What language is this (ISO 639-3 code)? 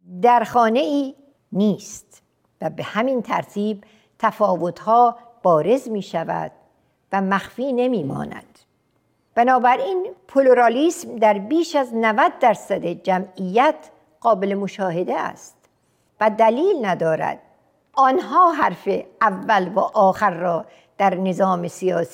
fas